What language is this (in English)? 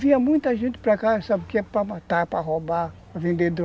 Portuguese